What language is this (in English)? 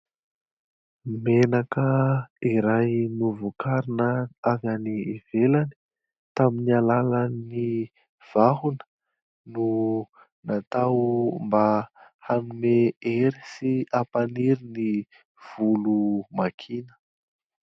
Malagasy